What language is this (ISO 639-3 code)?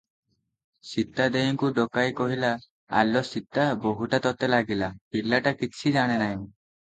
ori